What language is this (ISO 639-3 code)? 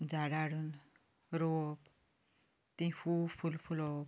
kok